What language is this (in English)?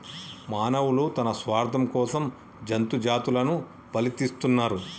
Telugu